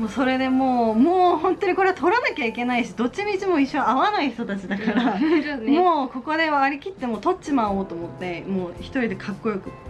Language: Japanese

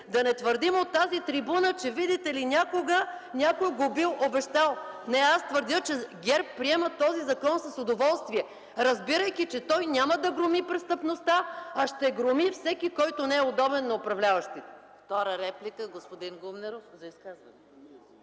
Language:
Bulgarian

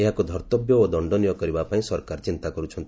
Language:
Odia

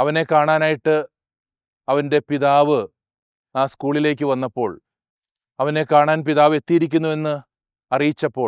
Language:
Malayalam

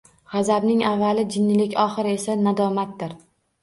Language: Uzbek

